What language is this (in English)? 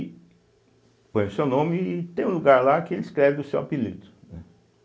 Portuguese